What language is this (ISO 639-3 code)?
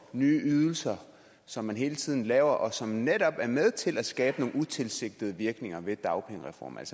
dan